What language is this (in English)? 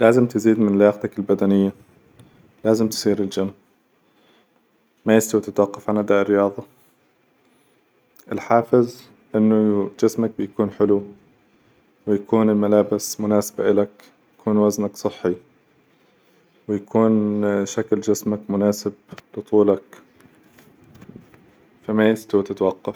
Hijazi Arabic